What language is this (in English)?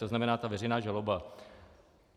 Czech